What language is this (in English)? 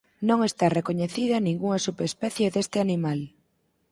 Galician